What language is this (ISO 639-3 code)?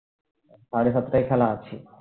ben